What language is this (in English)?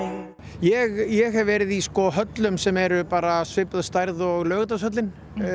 Icelandic